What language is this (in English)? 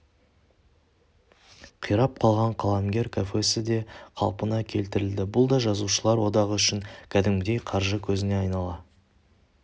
Kazakh